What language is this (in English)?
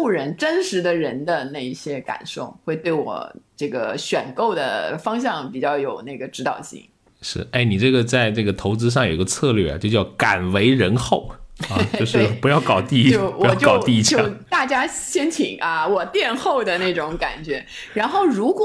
Chinese